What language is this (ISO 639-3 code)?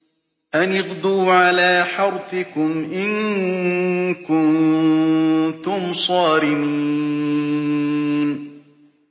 ara